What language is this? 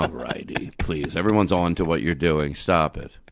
English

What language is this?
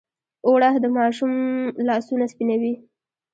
Pashto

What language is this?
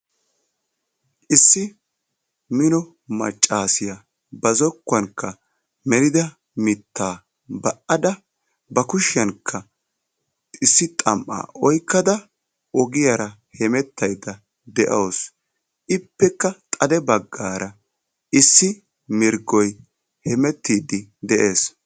Wolaytta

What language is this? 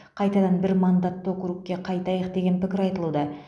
Kazakh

